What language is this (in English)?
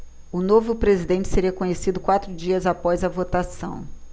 Portuguese